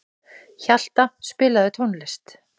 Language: Icelandic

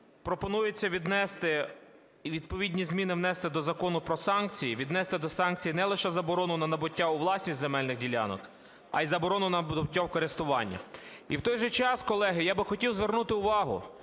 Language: Ukrainian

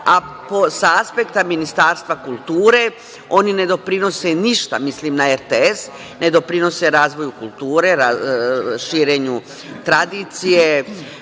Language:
Serbian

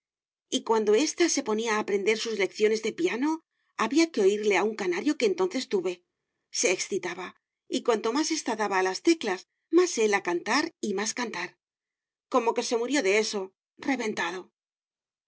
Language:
Spanish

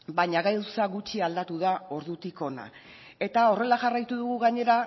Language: Basque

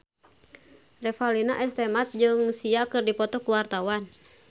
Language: Sundanese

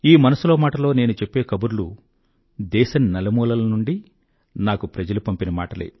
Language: Telugu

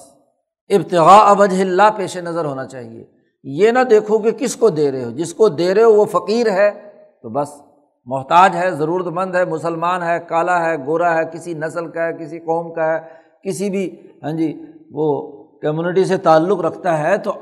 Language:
Urdu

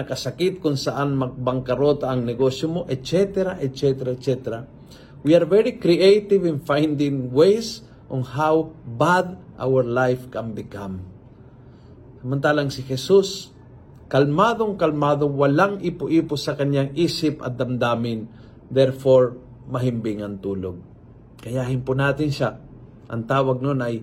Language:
Filipino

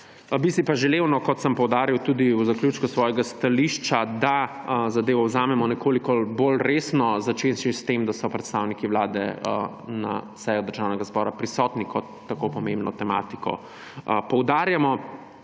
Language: Slovenian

